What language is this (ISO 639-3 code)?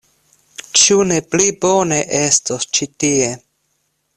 epo